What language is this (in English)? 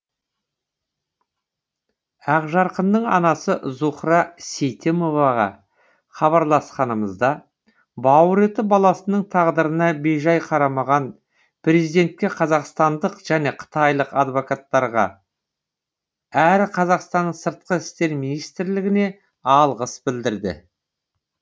Kazakh